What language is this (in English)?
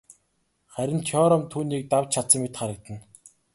Mongolian